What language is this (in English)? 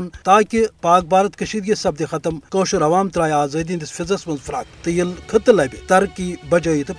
Urdu